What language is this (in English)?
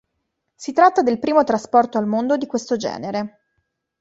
Italian